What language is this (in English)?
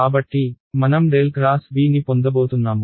Telugu